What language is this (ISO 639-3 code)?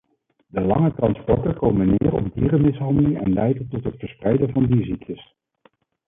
nld